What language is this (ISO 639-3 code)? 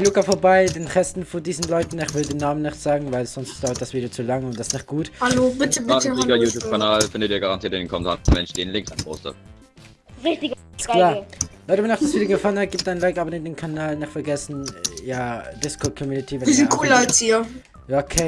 deu